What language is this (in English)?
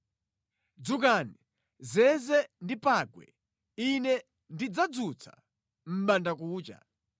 Nyanja